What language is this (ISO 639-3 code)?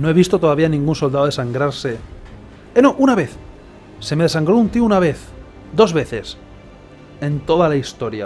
spa